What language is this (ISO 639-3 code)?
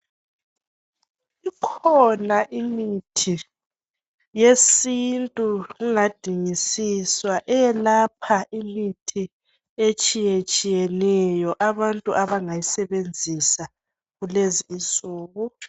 nde